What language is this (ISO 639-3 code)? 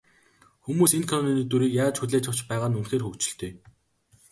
mon